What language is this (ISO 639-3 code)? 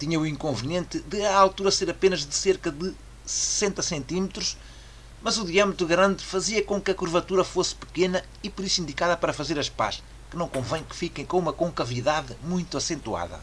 por